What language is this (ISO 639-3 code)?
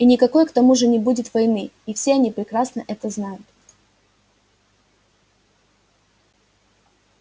rus